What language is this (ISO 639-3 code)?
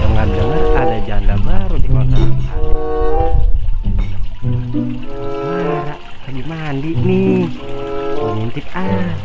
ind